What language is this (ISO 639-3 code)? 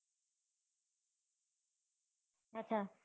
guj